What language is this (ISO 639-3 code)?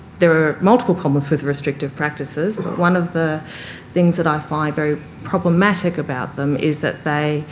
eng